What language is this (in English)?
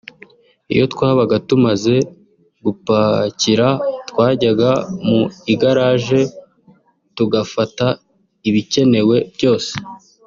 Kinyarwanda